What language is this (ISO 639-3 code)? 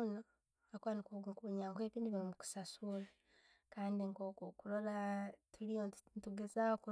ttj